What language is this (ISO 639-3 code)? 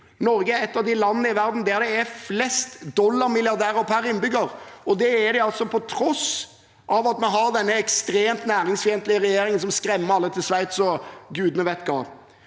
nor